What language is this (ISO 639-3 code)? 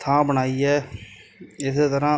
pan